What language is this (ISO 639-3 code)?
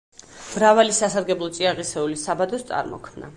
kat